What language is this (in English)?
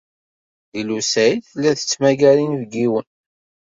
Kabyle